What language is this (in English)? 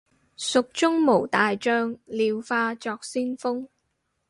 Cantonese